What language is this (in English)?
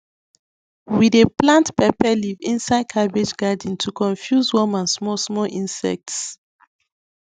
Nigerian Pidgin